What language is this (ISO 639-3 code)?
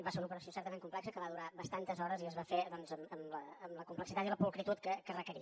cat